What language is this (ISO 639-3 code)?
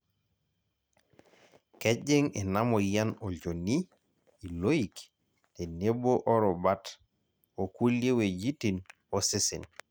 mas